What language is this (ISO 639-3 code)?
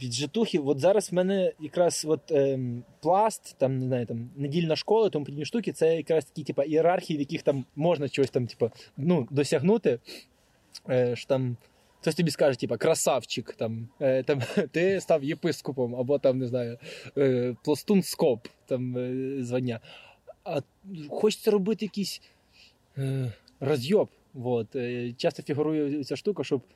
ukr